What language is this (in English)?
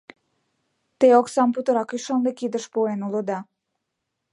Mari